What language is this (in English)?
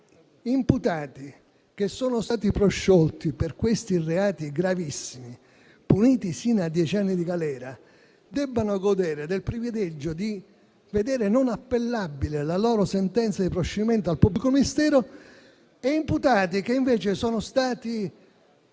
Italian